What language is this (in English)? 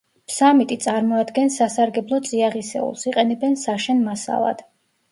Georgian